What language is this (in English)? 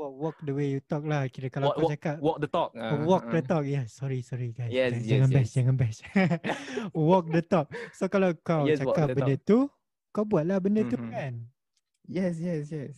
Malay